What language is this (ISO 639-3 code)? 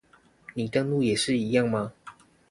zho